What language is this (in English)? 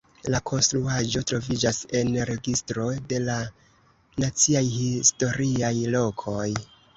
Esperanto